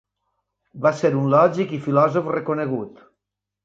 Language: Catalan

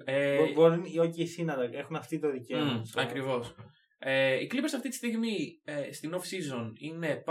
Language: Greek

